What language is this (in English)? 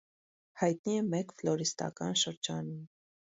Armenian